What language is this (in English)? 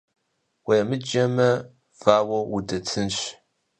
Kabardian